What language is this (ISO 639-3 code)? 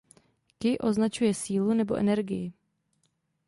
ces